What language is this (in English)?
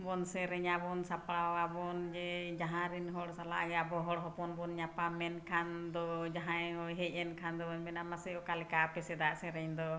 Santali